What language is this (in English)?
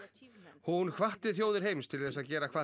Icelandic